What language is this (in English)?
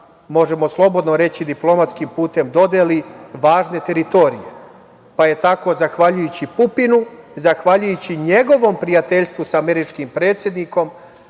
Serbian